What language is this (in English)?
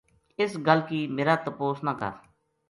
Gujari